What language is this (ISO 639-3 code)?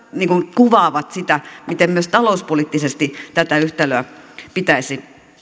fin